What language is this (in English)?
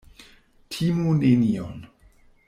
Esperanto